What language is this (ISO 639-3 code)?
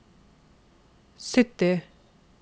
nor